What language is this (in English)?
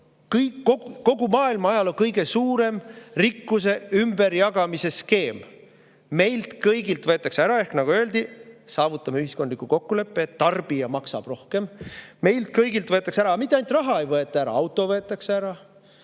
Estonian